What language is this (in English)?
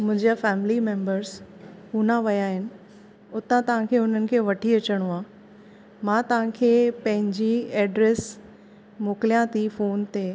Sindhi